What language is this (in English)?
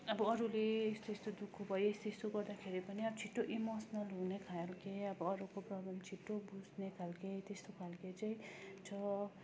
Nepali